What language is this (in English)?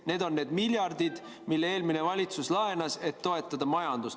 Estonian